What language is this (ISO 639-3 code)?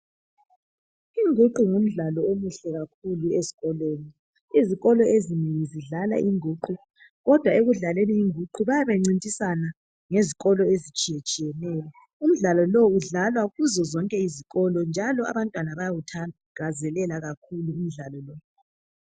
nde